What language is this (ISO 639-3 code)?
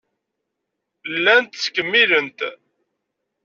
kab